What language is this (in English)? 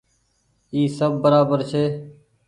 Goaria